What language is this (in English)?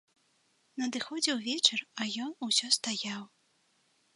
Belarusian